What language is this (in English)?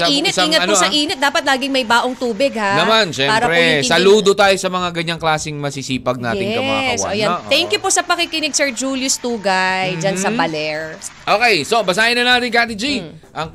Filipino